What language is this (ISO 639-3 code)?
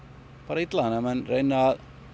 isl